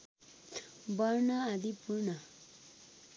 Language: Nepali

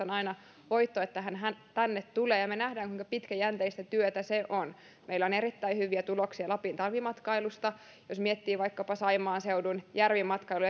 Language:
Finnish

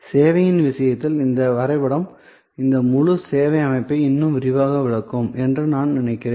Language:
Tamil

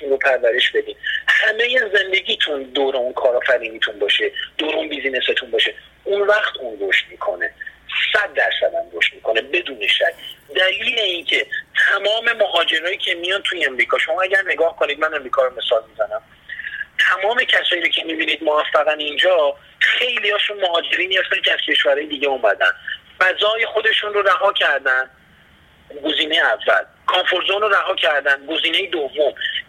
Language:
Persian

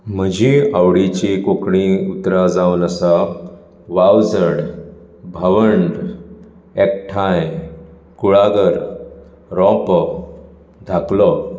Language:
Konkani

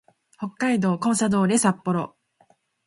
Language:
Japanese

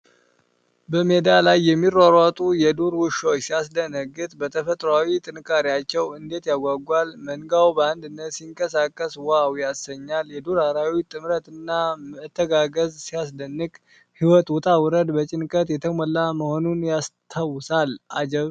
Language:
Amharic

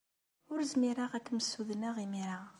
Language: Kabyle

